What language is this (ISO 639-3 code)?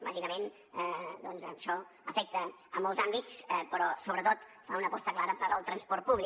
cat